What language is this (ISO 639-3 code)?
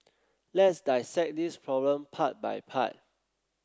eng